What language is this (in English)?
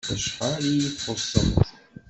Kabyle